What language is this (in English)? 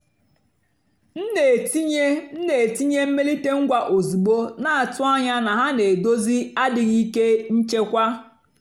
Igbo